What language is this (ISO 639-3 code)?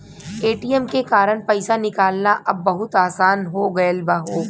bho